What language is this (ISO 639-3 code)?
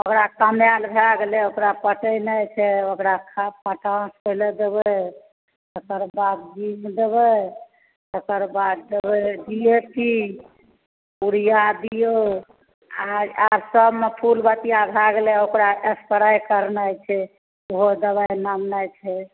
mai